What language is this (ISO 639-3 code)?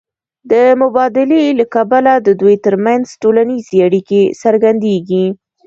pus